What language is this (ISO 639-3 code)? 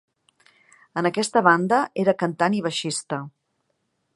cat